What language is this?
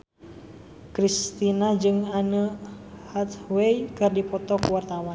Sundanese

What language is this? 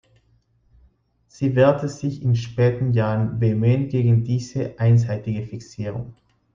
German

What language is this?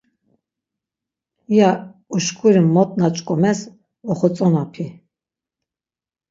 Laz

